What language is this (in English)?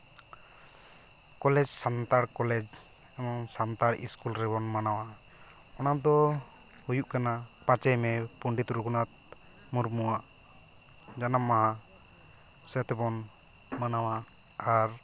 Santali